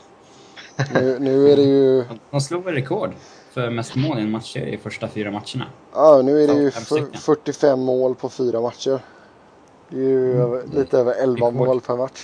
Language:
Swedish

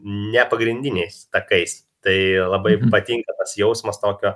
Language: Lithuanian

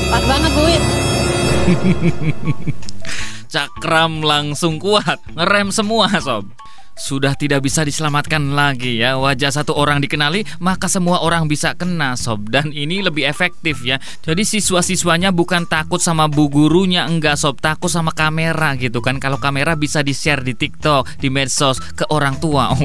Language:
Indonesian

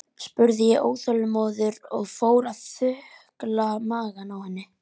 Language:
Icelandic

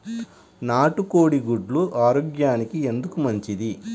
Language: Telugu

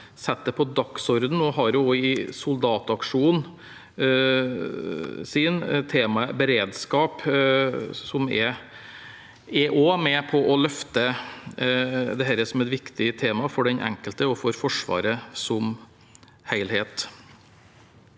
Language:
Norwegian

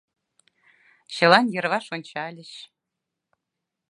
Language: Mari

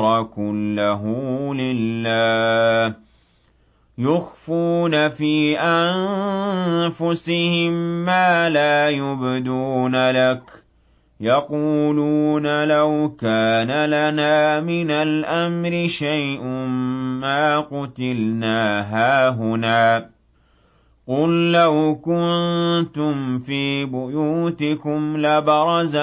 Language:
Arabic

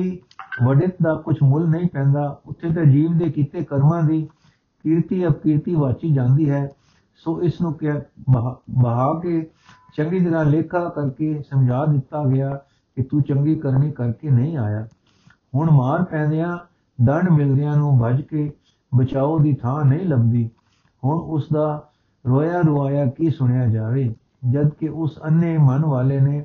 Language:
Punjabi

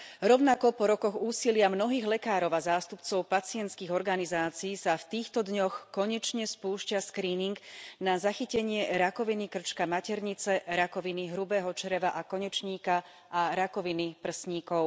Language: Slovak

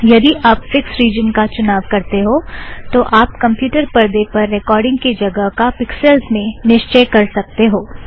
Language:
Hindi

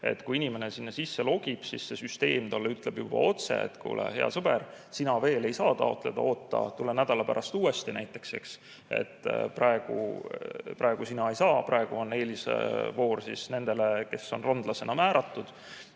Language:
Estonian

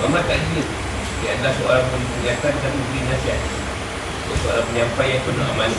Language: Malay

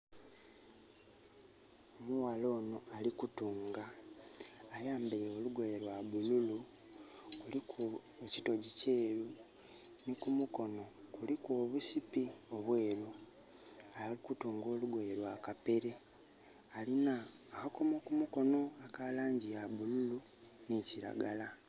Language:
Soga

